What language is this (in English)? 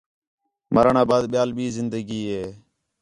Khetrani